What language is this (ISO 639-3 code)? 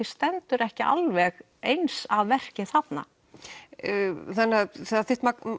isl